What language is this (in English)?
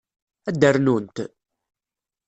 Kabyle